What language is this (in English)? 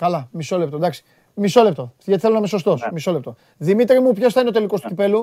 Greek